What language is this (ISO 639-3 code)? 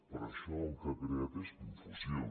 cat